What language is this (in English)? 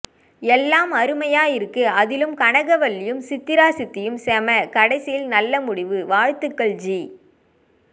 Tamil